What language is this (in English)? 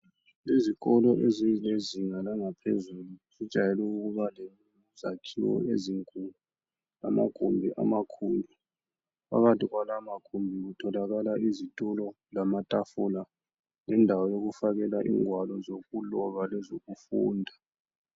North Ndebele